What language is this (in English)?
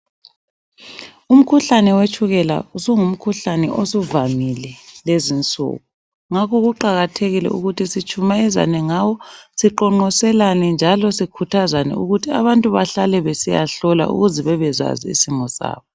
North Ndebele